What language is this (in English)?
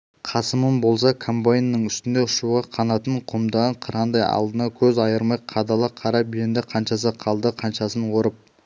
Kazakh